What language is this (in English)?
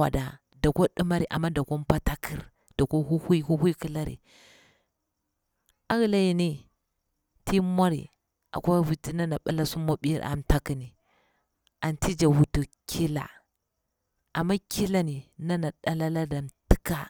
Bura-Pabir